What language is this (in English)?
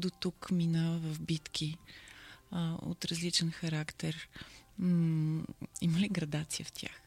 Bulgarian